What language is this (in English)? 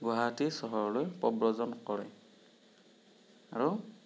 Assamese